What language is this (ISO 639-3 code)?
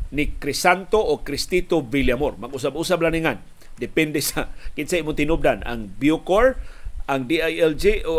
fil